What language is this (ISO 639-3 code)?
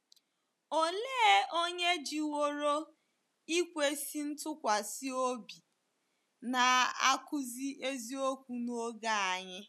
ibo